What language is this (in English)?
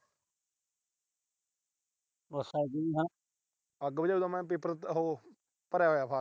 Punjabi